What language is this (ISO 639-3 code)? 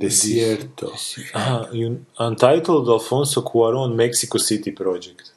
hrv